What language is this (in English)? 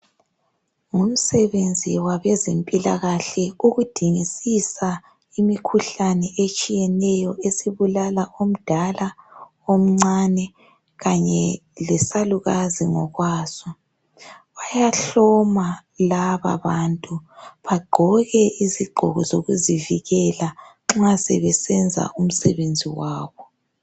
North Ndebele